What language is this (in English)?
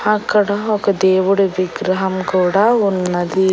Telugu